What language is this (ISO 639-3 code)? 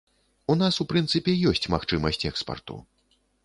bel